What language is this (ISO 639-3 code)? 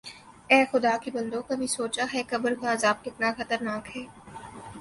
urd